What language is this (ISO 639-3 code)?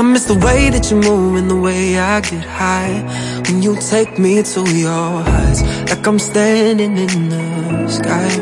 kor